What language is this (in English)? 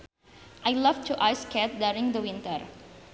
Sundanese